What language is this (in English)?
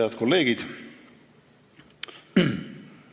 Estonian